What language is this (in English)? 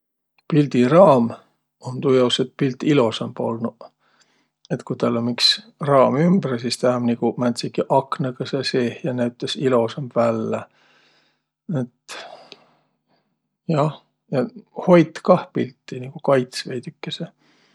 Võro